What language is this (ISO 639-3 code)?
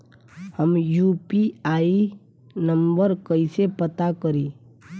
bho